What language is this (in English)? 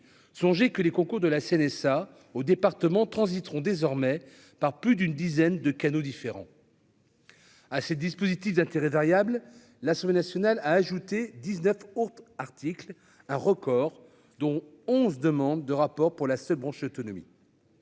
French